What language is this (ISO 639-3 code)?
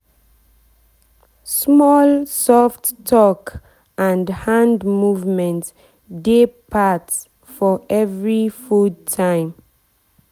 pcm